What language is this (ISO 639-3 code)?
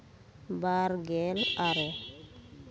sat